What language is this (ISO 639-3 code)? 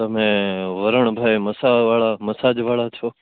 guj